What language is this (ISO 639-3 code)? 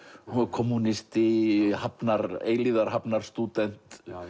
isl